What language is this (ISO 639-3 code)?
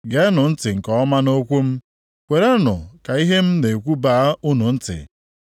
ibo